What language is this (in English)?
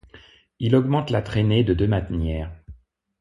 French